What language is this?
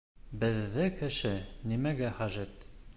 Bashkir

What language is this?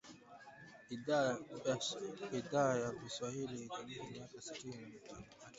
Swahili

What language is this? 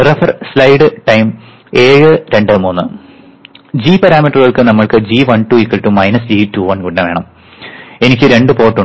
Malayalam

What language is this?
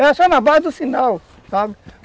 Portuguese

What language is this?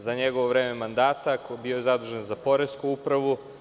Serbian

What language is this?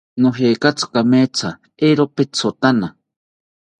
South Ucayali Ashéninka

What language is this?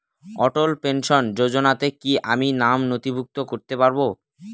Bangla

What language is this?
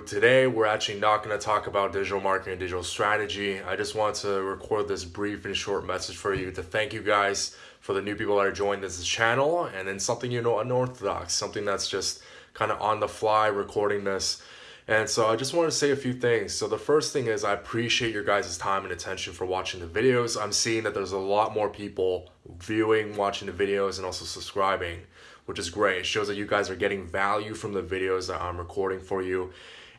English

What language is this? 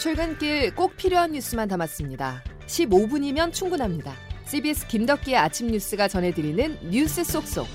Korean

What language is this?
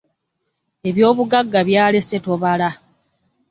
Ganda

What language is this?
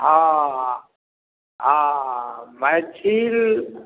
Maithili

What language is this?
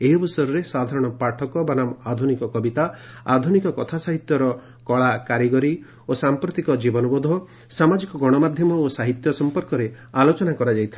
Odia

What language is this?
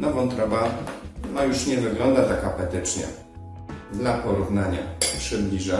Polish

